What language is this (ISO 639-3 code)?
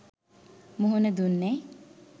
sin